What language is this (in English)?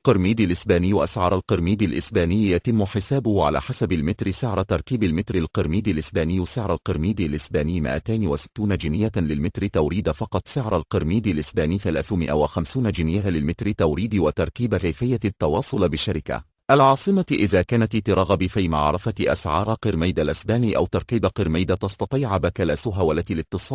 Arabic